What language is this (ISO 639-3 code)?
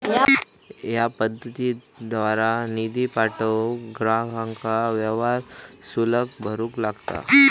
mar